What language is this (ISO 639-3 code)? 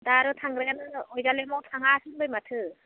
brx